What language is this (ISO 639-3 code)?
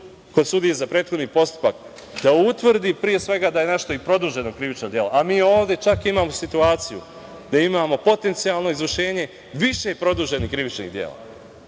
srp